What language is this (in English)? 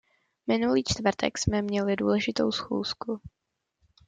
Czech